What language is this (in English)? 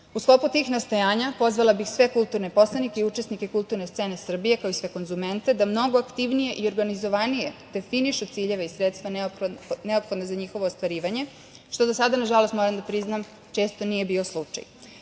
Serbian